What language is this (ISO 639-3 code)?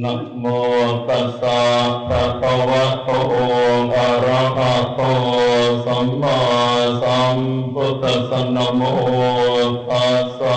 tha